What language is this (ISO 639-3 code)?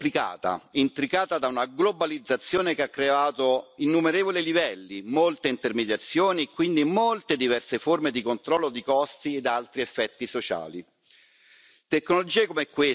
ita